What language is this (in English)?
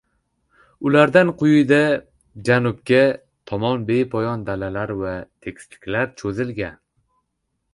Uzbek